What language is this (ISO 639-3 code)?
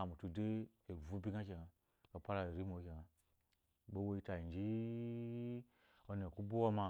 afo